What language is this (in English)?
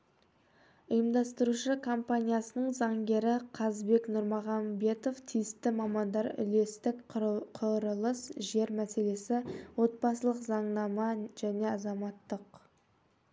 Kazakh